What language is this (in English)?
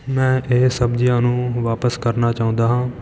Punjabi